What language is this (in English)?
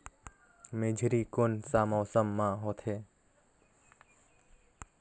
Chhattisgarhi